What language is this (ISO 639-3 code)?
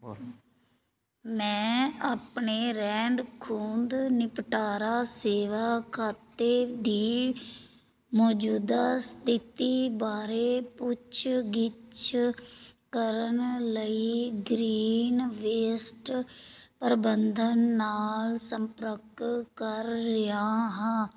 pan